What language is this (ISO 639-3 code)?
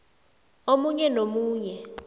nbl